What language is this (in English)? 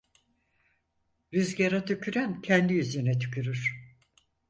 Turkish